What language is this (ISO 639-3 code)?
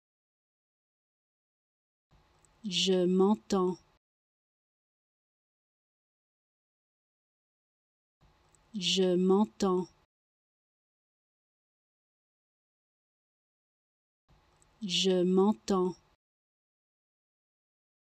fra